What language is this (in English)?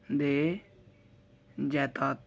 Dogri